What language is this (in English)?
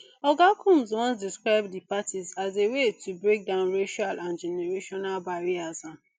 Nigerian Pidgin